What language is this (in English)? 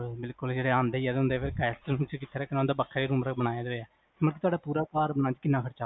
Punjabi